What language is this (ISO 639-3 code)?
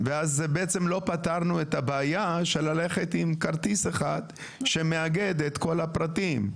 heb